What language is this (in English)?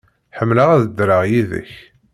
Kabyle